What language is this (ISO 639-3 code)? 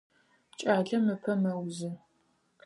ady